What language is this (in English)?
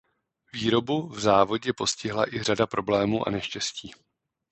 Czech